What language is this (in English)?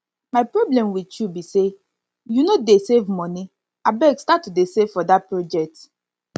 Nigerian Pidgin